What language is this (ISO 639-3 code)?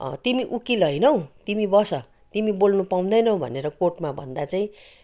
nep